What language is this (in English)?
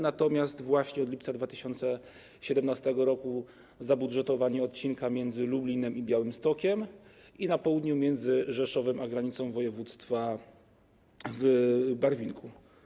Polish